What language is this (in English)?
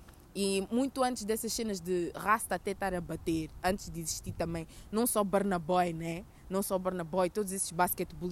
Portuguese